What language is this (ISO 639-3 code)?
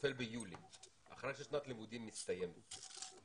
heb